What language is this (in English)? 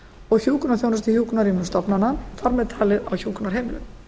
Icelandic